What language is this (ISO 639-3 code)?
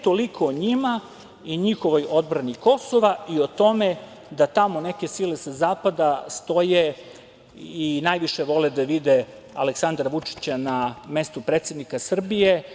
srp